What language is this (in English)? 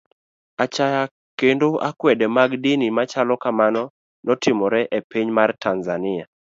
Luo (Kenya and Tanzania)